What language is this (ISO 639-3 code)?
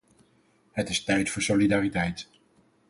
nld